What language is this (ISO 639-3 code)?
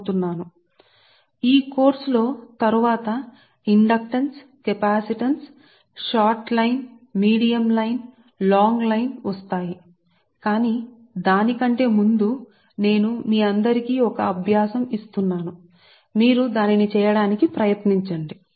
tel